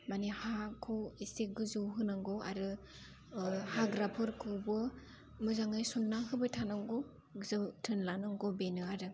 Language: Bodo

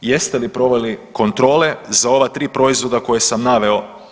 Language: Croatian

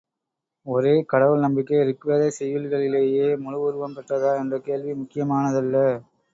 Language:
Tamil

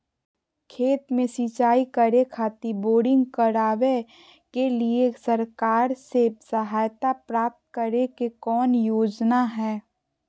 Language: Magahi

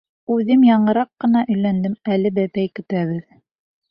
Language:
Bashkir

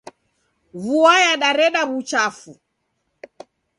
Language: Taita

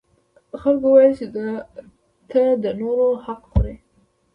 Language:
Pashto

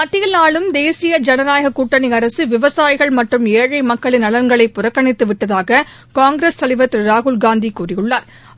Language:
Tamil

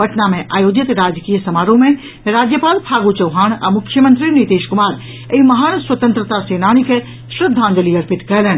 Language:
Maithili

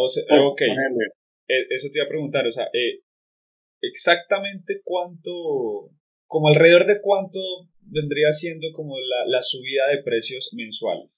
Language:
Spanish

